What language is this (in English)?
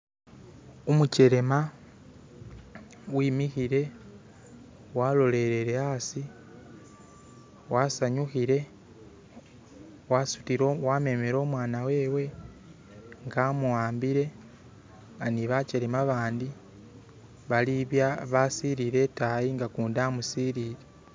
Masaaba